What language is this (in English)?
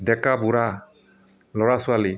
Assamese